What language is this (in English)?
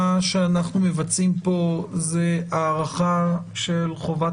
Hebrew